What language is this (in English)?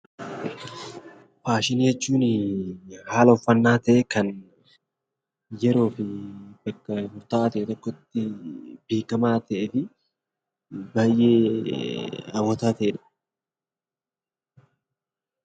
Oromo